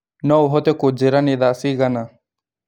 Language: Kikuyu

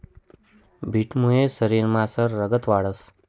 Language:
Marathi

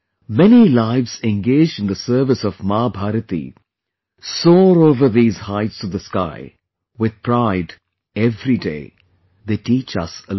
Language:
English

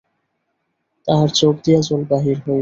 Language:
Bangla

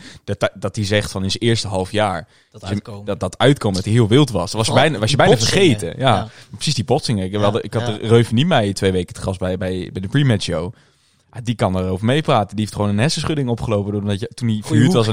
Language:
Dutch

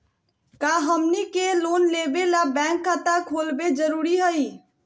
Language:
Magahi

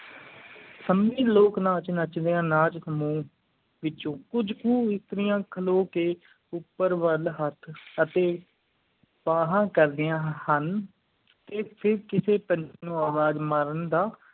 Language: Punjabi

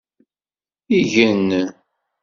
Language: Kabyle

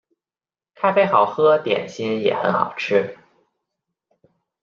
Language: Chinese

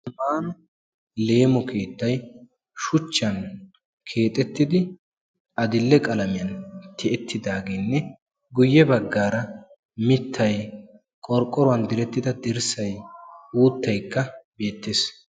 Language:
Wolaytta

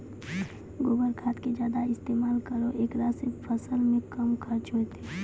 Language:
Maithili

